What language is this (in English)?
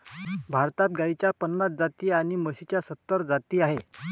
Marathi